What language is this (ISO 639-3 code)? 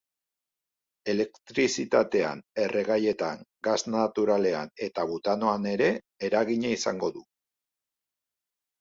eus